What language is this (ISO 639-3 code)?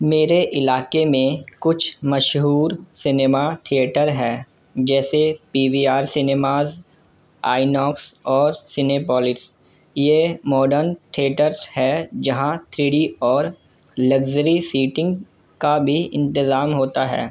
urd